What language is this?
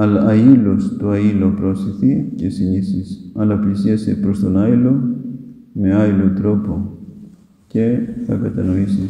Greek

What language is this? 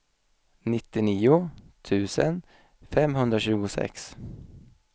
Swedish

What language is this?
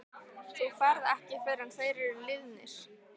Icelandic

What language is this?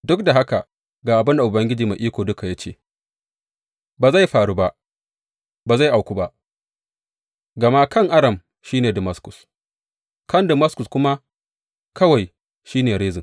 Hausa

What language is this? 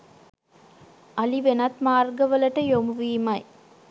Sinhala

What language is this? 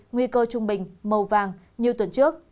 Vietnamese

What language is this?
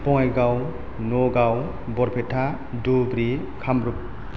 Bodo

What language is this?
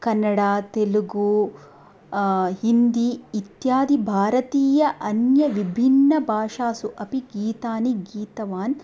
Sanskrit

